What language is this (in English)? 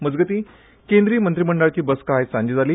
Konkani